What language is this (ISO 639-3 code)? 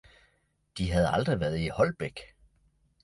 dan